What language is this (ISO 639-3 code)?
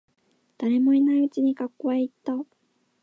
jpn